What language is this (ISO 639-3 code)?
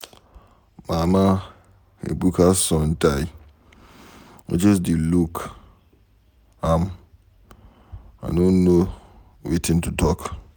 pcm